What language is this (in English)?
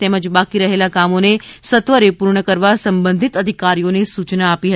Gujarati